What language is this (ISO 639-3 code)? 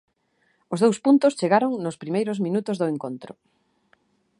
glg